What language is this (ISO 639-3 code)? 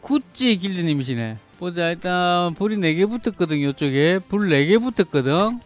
kor